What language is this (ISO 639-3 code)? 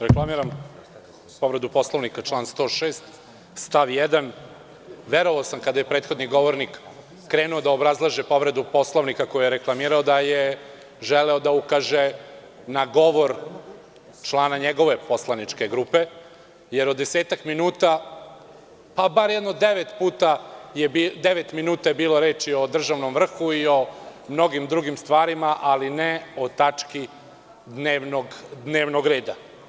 srp